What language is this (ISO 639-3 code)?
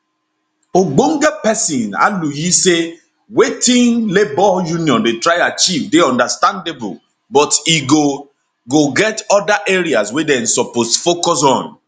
pcm